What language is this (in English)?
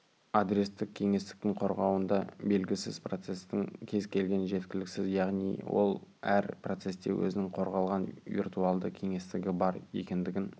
Kazakh